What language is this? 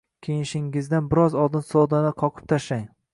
Uzbek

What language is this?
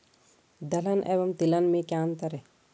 Hindi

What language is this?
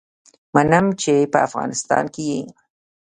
Pashto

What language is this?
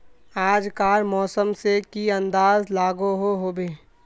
Magahi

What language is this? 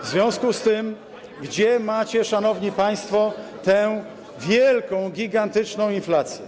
Polish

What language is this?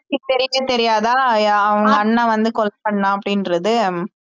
Tamil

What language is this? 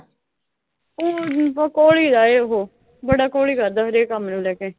Punjabi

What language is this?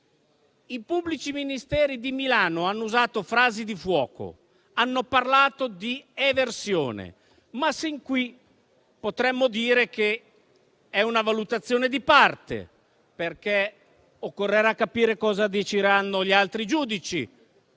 Italian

